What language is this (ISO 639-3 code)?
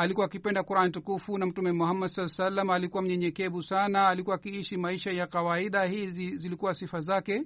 swa